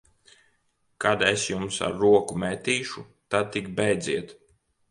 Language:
Latvian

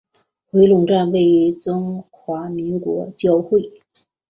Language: Chinese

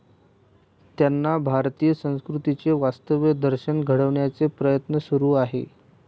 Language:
Marathi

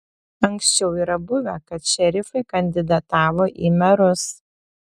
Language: Lithuanian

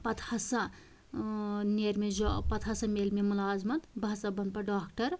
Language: Kashmiri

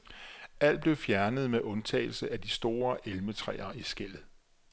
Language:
Danish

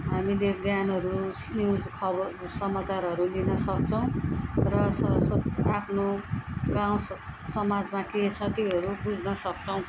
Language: Nepali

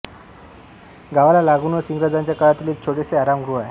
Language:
Marathi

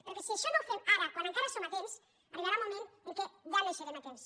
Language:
Catalan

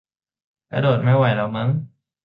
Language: Thai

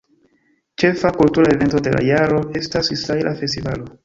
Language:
Esperanto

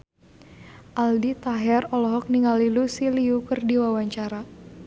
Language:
Sundanese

